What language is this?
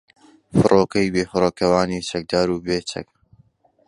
Central Kurdish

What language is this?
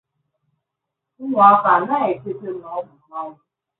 Igbo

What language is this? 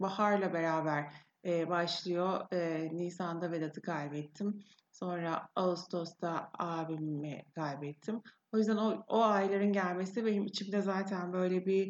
Turkish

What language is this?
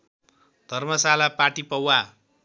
Nepali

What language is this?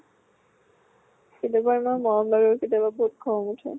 Assamese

